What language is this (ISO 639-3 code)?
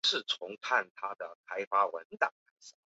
zho